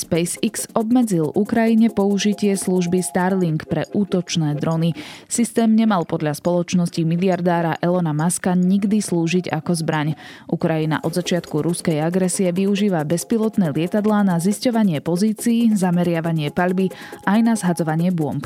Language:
Slovak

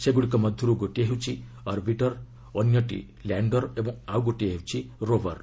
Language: Odia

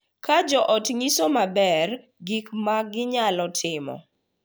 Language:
Luo (Kenya and Tanzania)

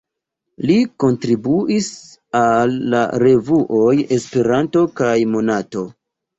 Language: Esperanto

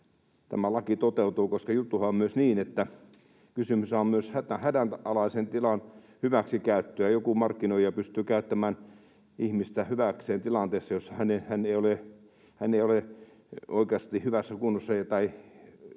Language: Finnish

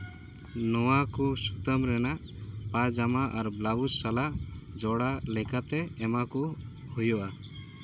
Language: Santali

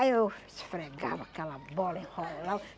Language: Portuguese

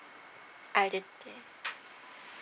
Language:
English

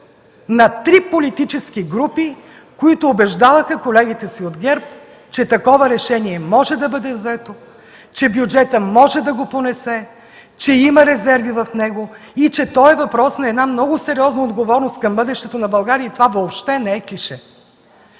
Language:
Bulgarian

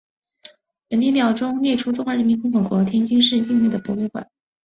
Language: Chinese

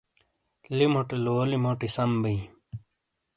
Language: Shina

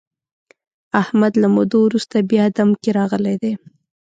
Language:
Pashto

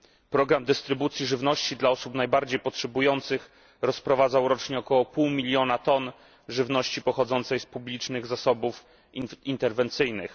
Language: Polish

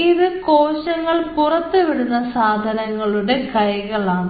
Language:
Malayalam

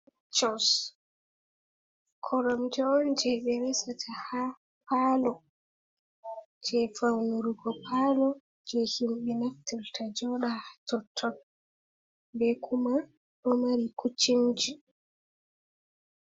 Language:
Fula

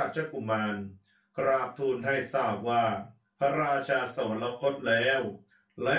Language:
Thai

